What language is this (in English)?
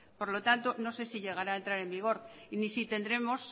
Spanish